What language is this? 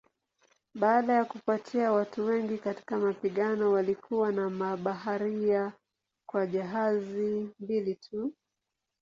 Swahili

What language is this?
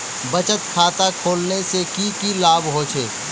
Magahi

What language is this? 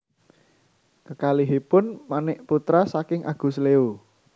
Javanese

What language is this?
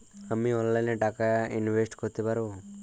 Bangla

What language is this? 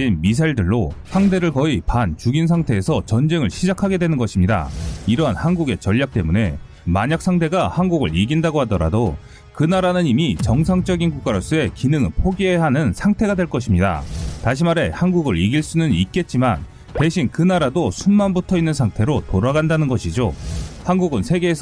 Korean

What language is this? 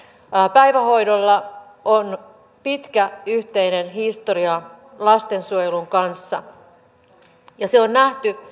Finnish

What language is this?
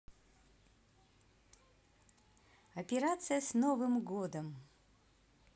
Russian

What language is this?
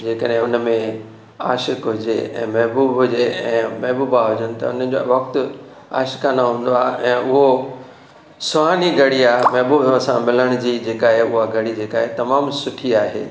Sindhi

